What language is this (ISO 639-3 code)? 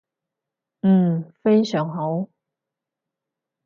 yue